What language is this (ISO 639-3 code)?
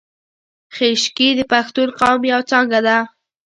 pus